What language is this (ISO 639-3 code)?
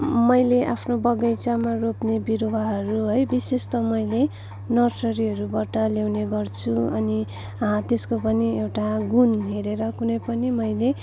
nep